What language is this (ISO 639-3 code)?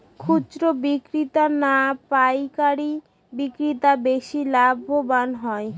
ben